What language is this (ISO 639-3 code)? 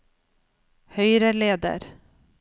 nor